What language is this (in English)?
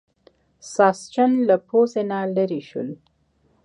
Pashto